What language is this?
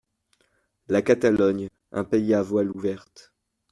French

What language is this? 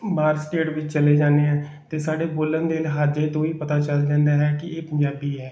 Punjabi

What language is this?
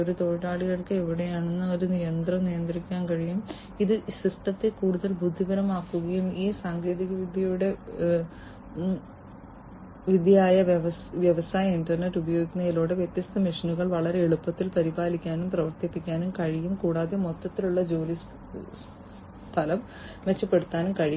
Malayalam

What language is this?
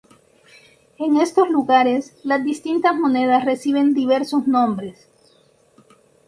Spanish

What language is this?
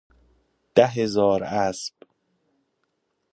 Persian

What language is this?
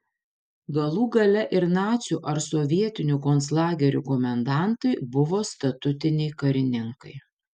Lithuanian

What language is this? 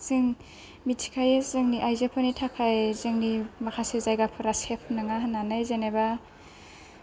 Bodo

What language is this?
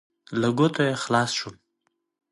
Pashto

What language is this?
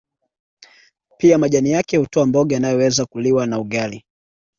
Swahili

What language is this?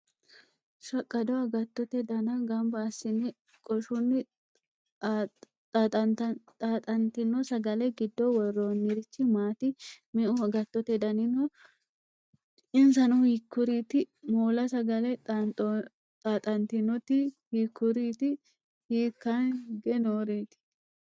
Sidamo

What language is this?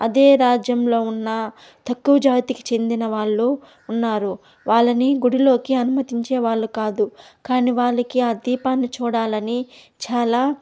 Telugu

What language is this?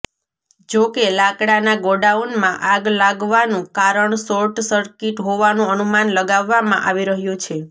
Gujarati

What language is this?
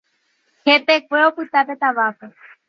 Guarani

